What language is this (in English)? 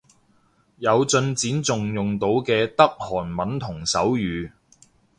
Cantonese